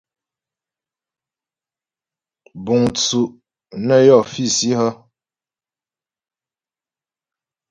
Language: Ghomala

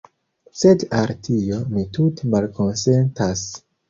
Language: Esperanto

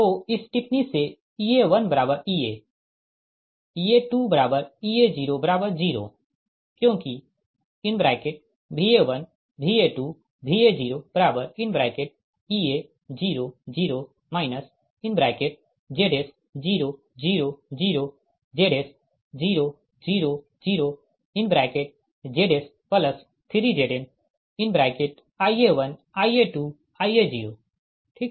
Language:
Hindi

